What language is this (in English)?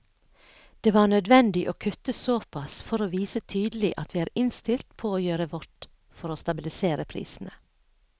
Norwegian